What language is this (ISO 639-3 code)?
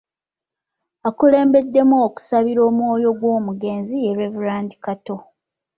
lug